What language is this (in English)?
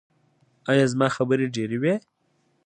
Pashto